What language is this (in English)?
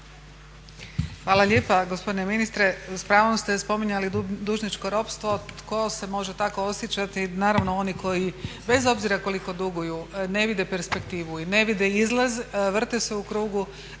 Croatian